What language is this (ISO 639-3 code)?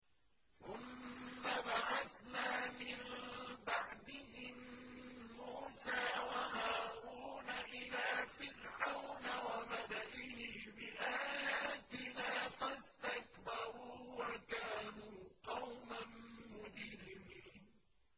ara